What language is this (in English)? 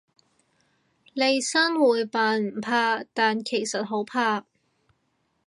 Cantonese